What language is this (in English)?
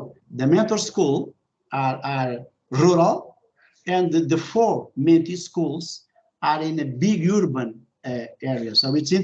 English